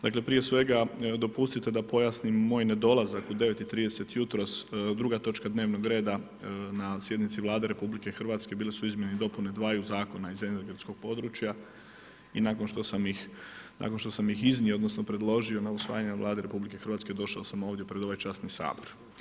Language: Croatian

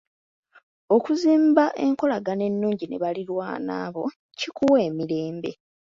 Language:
Ganda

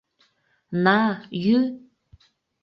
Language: Mari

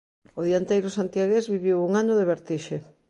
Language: Galician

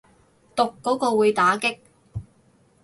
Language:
Cantonese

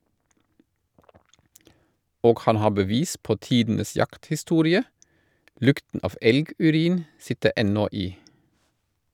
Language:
Norwegian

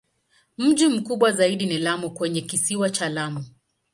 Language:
Swahili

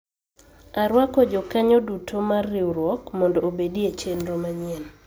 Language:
Luo (Kenya and Tanzania)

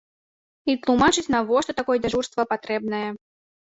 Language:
Belarusian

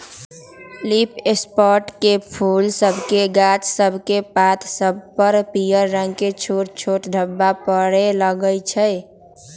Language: Magahi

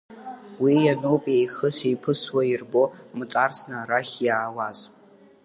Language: Abkhazian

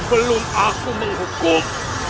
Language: Indonesian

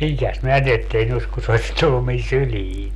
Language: Finnish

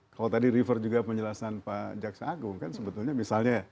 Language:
Indonesian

